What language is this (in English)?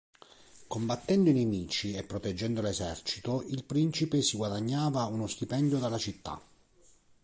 Italian